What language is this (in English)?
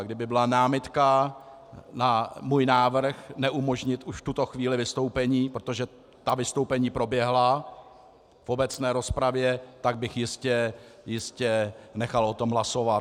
Czech